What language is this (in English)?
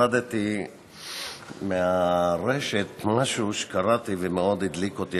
Hebrew